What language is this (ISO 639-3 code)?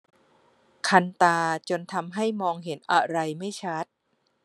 tha